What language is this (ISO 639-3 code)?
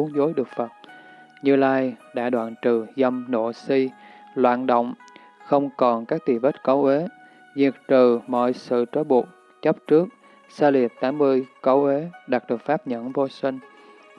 vie